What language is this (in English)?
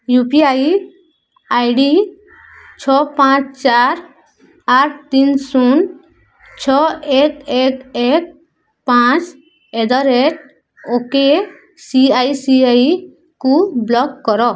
Odia